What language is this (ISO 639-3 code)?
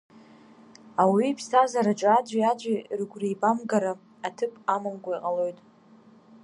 abk